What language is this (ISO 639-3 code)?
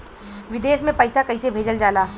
bho